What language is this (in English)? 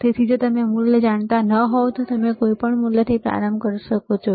Gujarati